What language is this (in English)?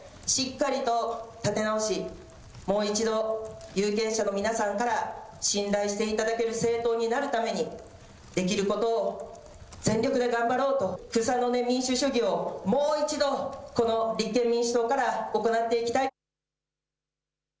Japanese